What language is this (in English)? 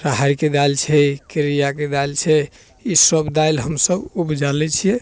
Maithili